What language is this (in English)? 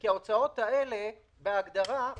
Hebrew